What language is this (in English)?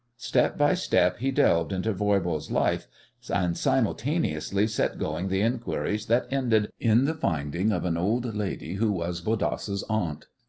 English